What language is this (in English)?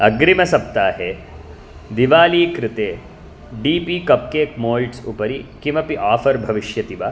Sanskrit